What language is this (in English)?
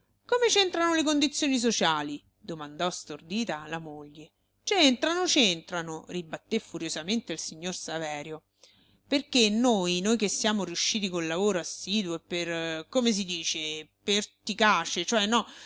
Italian